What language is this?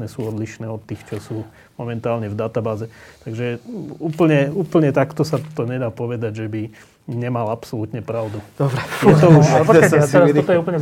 Slovak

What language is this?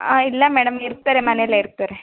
Kannada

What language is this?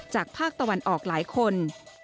Thai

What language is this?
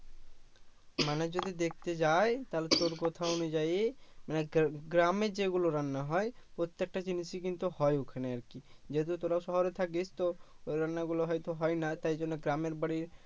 Bangla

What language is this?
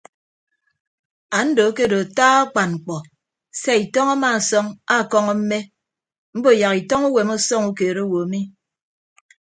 Ibibio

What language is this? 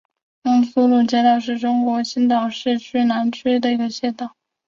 Chinese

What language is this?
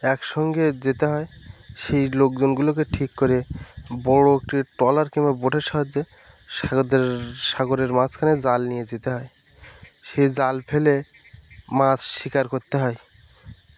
Bangla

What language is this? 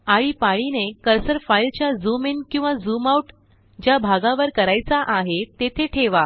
Marathi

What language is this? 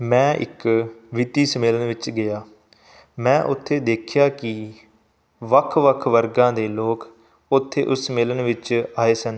Punjabi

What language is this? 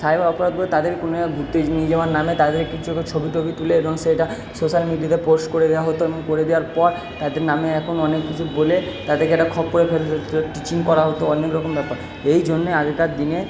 Bangla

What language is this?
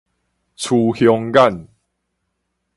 Min Nan Chinese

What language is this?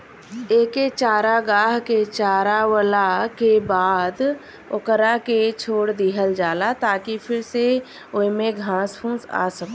Bhojpuri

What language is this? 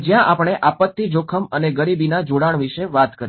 Gujarati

